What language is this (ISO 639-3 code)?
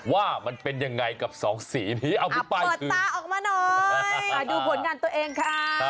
tha